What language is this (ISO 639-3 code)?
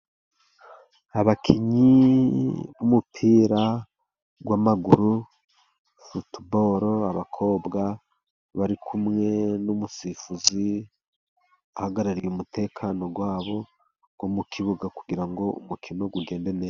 kin